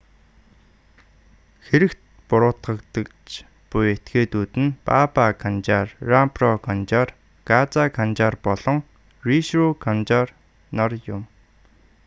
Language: Mongolian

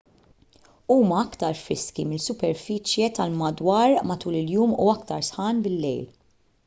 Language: Maltese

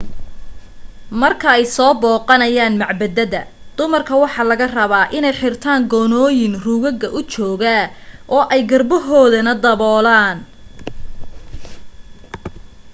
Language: Somali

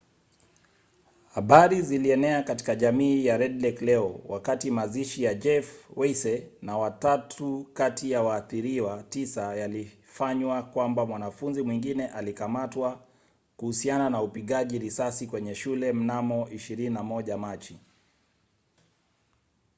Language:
Swahili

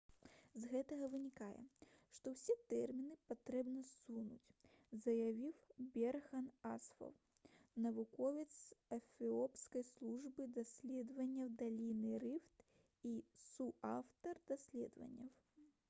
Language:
Belarusian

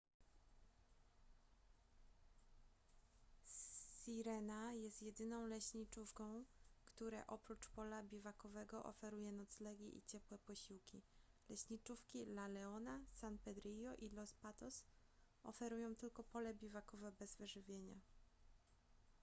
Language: Polish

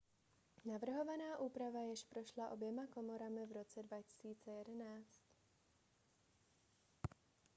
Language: Czech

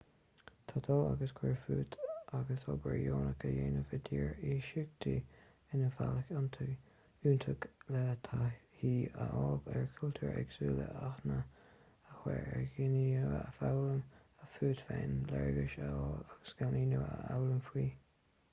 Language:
Irish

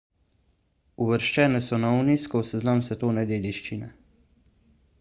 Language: Slovenian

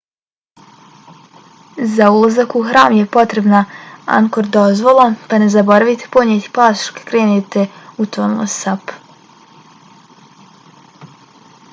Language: Bosnian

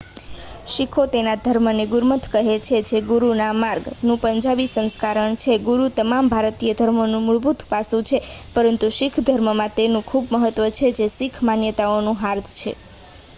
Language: Gujarati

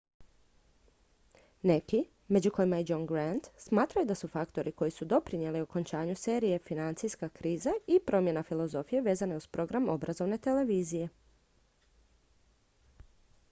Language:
Croatian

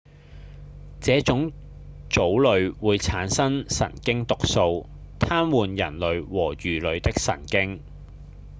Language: Cantonese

